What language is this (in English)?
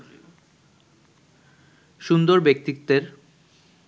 Bangla